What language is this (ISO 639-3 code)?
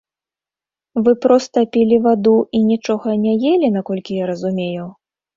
bel